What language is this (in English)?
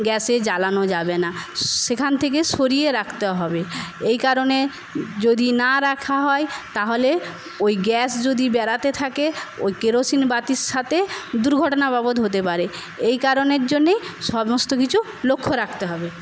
Bangla